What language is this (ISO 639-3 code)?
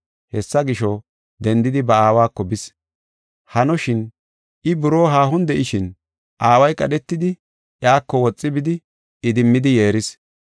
gof